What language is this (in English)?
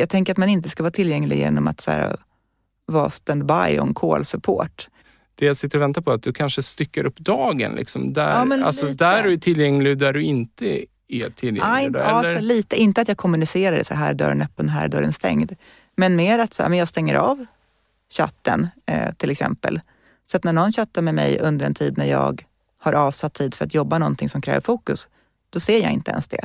Swedish